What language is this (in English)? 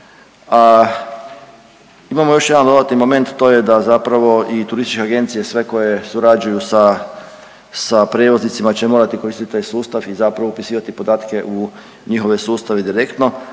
Croatian